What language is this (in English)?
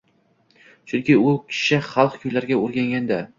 Uzbek